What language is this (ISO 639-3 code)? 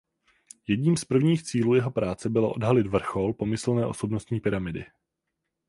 ces